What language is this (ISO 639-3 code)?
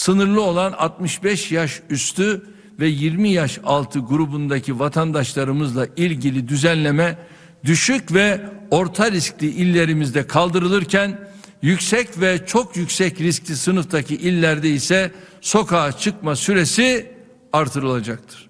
tur